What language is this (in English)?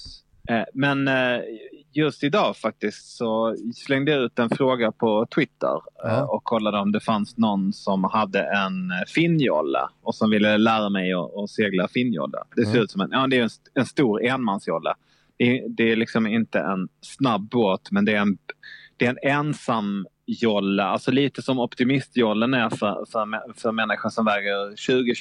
Swedish